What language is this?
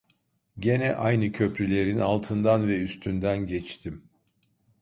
Turkish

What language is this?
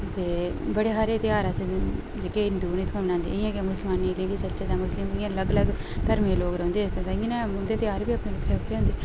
Dogri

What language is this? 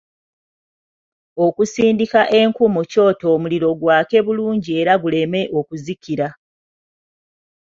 Ganda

